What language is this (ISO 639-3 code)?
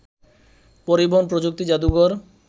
ben